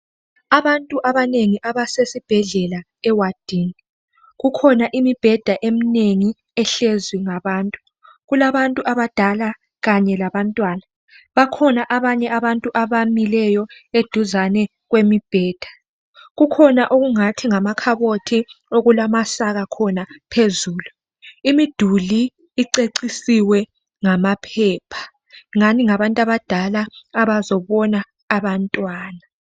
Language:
North Ndebele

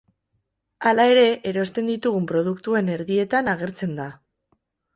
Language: Basque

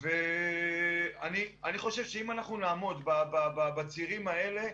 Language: Hebrew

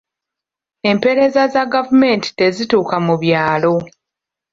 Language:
Ganda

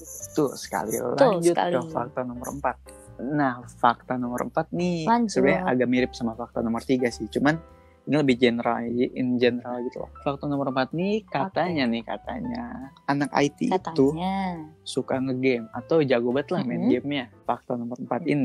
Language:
Indonesian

